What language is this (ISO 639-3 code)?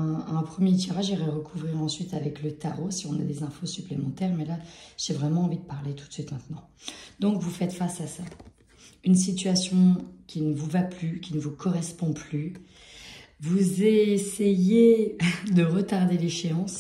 fra